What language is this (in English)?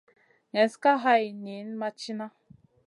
Masana